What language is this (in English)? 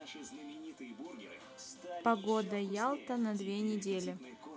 Russian